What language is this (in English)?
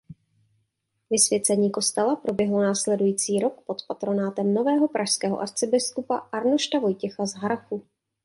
Czech